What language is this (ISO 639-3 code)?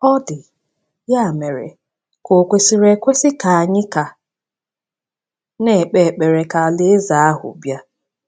ibo